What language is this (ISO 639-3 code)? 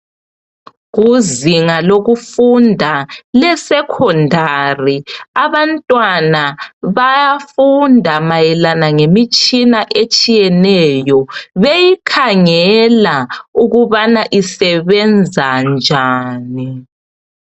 nde